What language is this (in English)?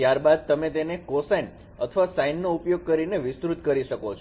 Gujarati